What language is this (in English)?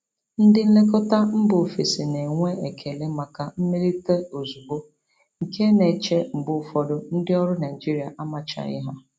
Igbo